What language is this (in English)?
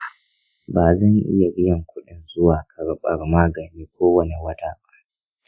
Hausa